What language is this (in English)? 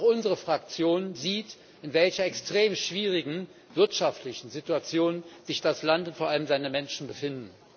German